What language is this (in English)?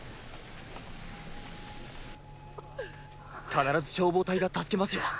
Japanese